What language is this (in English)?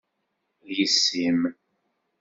Kabyle